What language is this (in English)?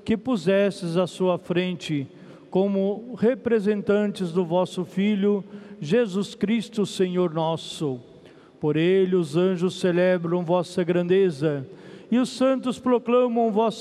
Portuguese